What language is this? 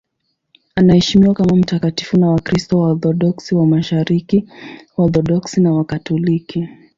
Swahili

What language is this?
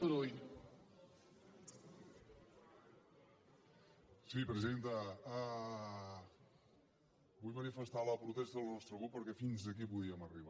Catalan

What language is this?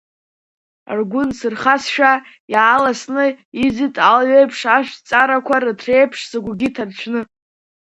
Abkhazian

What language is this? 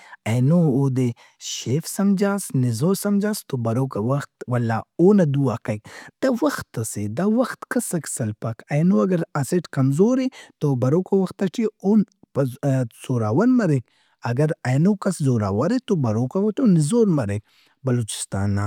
Brahui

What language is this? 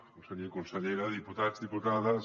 Catalan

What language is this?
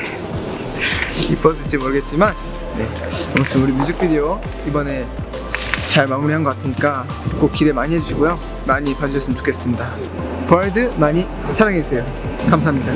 Korean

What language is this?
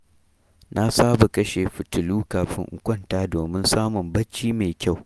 Hausa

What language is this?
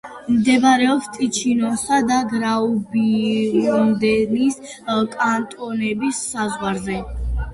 Georgian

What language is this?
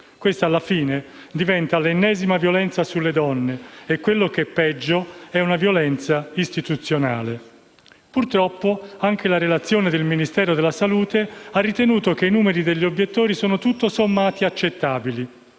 Italian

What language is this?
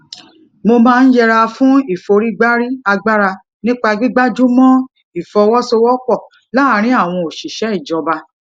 Yoruba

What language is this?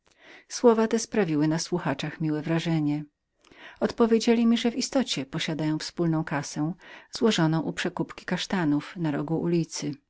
Polish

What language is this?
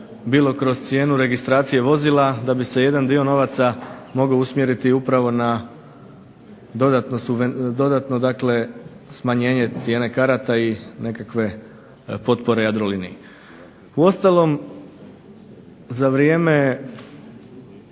Croatian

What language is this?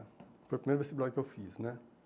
Portuguese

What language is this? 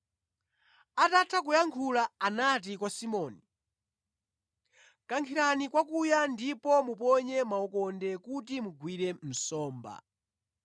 Nyanja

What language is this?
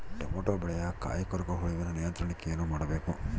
Kannada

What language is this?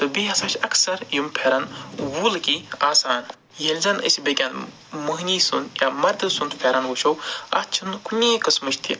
Kashmiri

